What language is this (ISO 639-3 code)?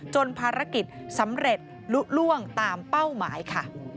tha